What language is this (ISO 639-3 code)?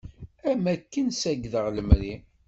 kab